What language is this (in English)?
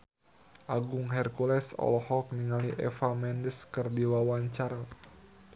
Sundanese